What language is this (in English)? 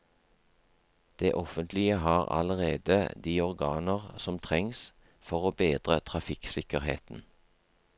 Norwegian